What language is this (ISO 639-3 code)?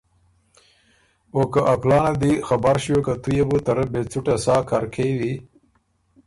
oru